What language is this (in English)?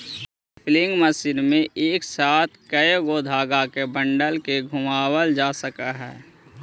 Magahi